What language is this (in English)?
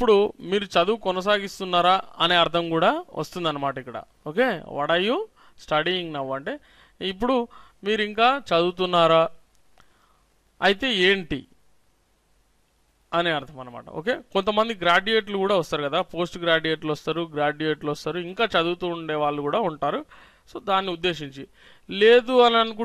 Hindi